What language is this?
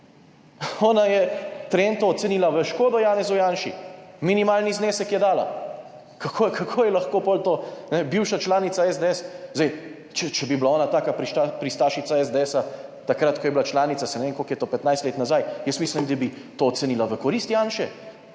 Slovenian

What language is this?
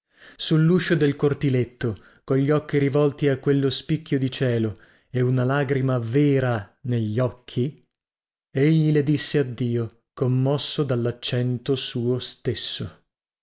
Italian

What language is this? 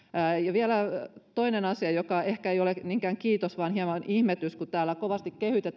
Finnish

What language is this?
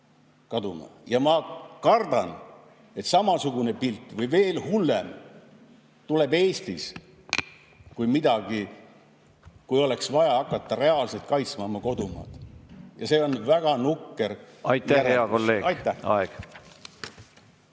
Estonian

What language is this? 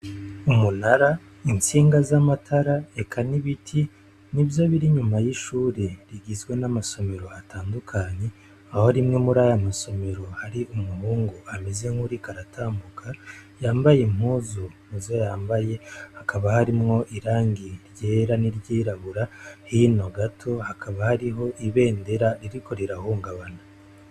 Rundi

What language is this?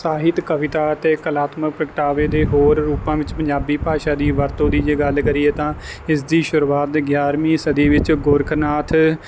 Punjabi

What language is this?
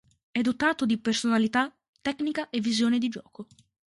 Italian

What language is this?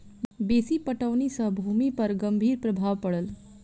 Maithili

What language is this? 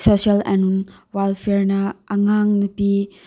Manipuri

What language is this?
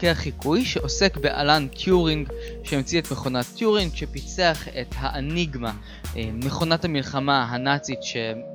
Hebrew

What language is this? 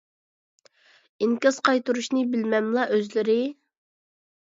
Uyghur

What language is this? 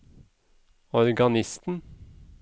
Norwegian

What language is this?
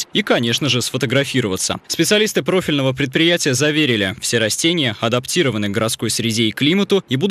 Russian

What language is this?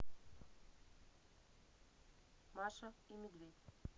Russian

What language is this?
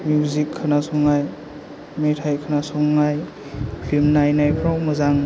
Bodo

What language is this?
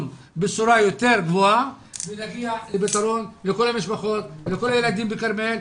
Hebrew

